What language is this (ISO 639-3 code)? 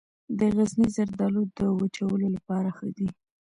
pus